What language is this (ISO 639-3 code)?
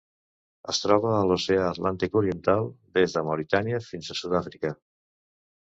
cat